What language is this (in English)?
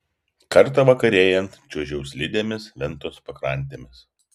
Lithuanian